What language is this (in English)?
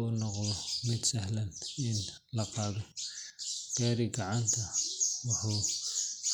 Somali